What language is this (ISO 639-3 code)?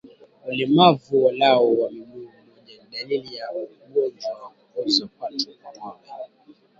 swa